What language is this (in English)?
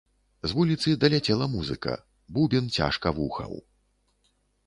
Belarusian